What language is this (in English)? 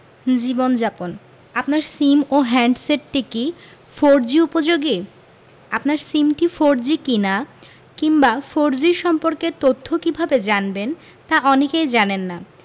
Bangla